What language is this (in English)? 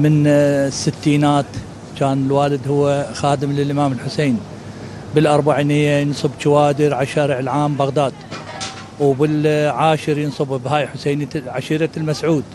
Arabic